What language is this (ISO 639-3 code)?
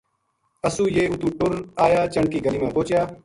gju